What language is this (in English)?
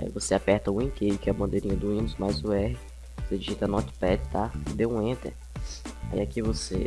Portuguese